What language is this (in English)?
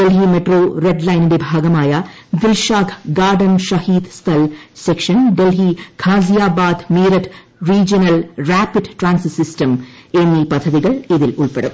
Malayalam